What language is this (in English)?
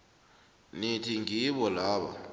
South Ndebele